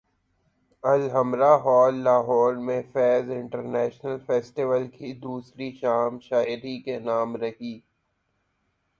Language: Urdu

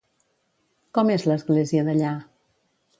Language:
Catalan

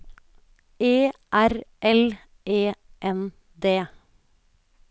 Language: Norwegian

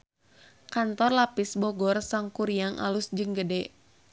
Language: Sundanese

